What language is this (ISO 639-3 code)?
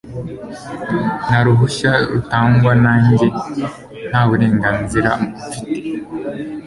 kin